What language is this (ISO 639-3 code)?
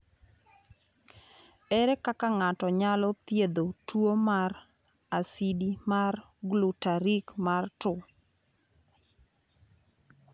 luo